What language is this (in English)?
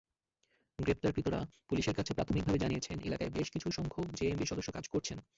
Bangla